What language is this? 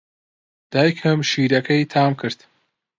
Central Kurdish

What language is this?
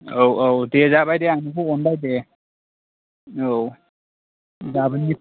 Bodo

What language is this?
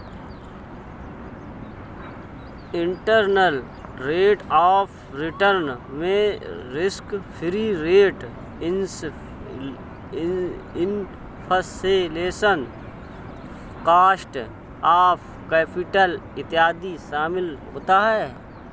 Hindi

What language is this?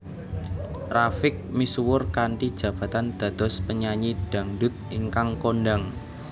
Javanese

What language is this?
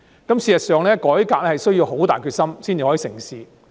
Cantonese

